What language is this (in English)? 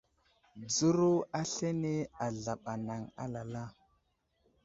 Wuzlam